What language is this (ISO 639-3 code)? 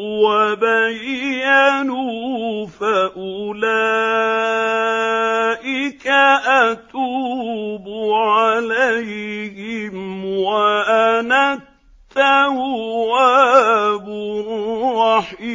ara